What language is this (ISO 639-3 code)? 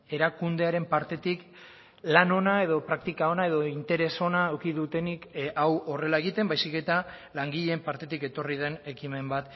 eus